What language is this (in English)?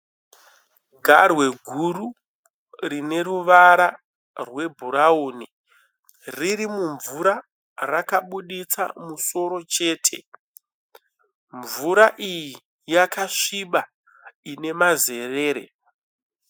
Shona